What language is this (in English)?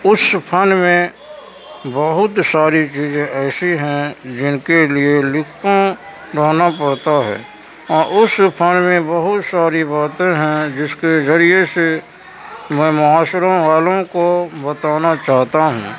Urdu